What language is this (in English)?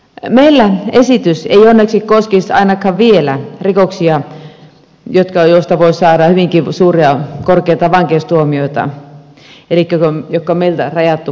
Finnish